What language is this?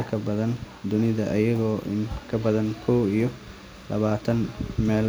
Somali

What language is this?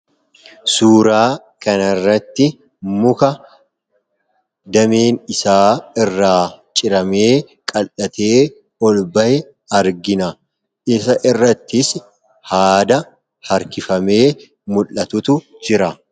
Oromo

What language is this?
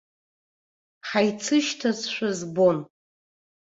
Abkhazian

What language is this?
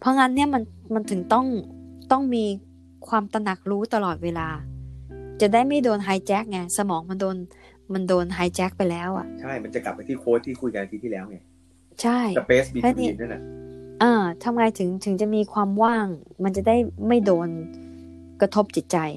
Thai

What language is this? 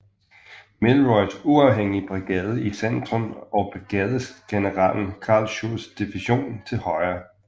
Danish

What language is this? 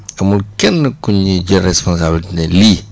Wolof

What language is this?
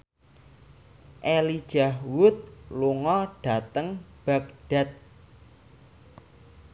Javanese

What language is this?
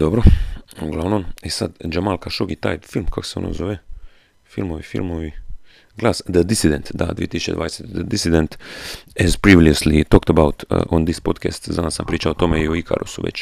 Croatian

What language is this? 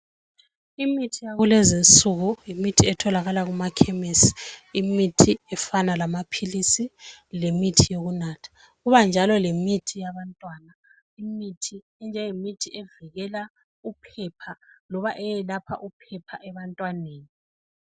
North Ndebele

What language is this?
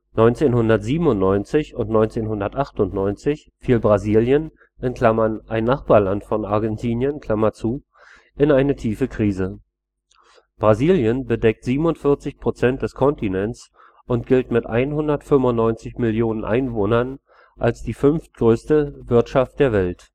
German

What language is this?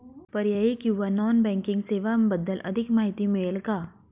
Marathi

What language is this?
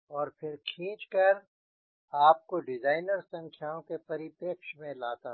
Hindi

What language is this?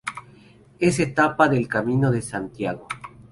Spanish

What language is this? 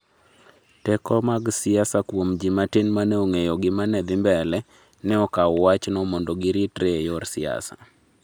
Luo (Kenya and Tanzania)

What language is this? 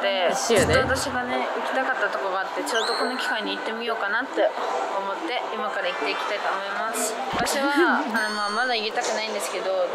Japanese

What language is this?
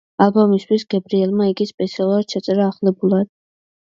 Georgian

